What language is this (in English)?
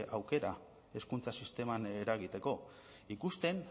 Basque